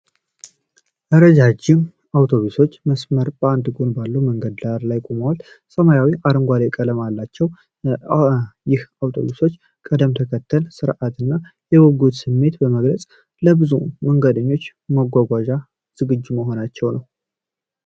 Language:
Amharic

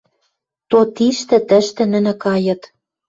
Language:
Western Mari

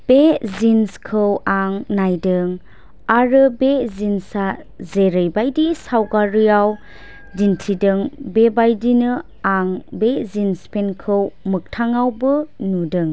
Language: Bodo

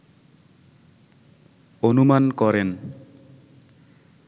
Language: Bangla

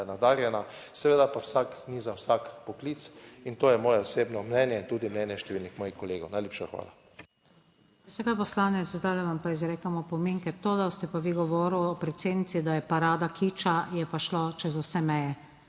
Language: Slovenian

